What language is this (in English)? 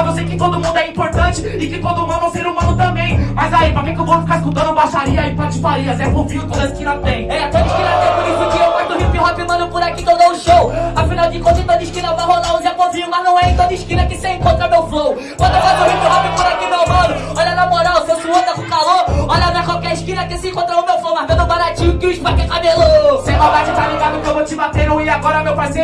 Portuguese